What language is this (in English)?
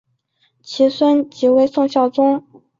Chinese